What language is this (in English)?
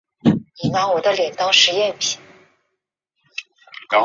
Chinese